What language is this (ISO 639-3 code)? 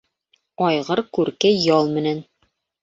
bak